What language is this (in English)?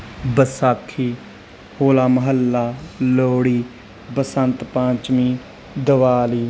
Punjabi